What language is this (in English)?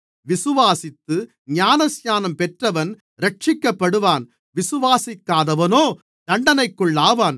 Tamil